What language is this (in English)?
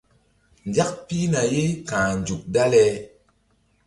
Mbum